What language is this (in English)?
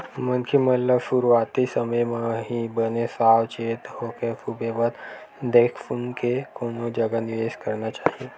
Chhattisgarhi